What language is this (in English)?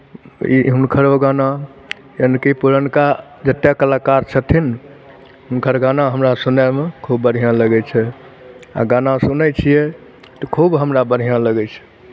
Maithili